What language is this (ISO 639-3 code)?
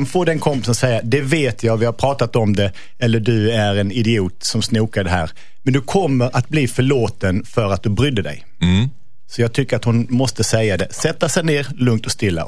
swe